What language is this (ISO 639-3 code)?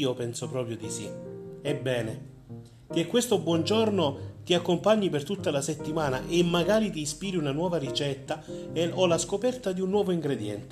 ita